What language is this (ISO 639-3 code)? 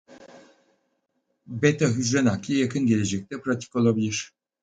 tur